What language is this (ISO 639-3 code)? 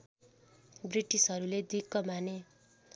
nep